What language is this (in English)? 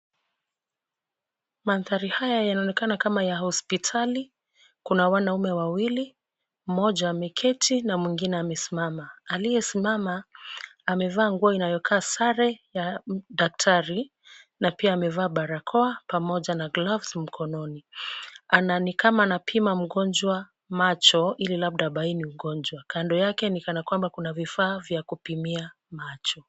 Swahili